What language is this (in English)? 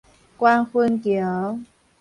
Min Nan Chinese